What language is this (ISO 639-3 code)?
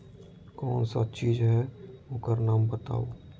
mag